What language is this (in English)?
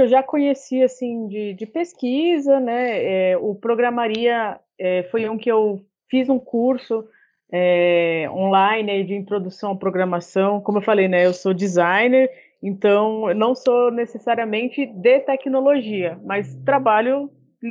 Portuguese